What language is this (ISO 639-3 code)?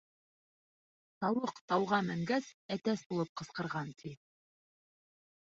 bak